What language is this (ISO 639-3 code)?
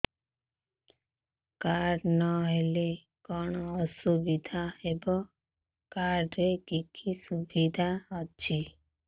ori